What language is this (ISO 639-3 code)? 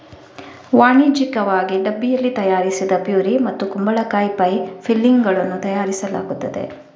kan